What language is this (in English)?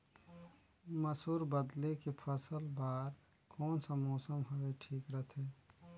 Chhattisgarhi